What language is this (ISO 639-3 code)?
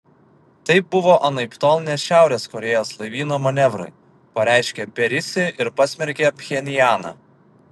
lit